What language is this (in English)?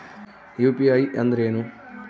Kannada